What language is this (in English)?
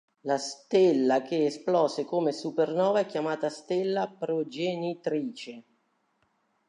Italian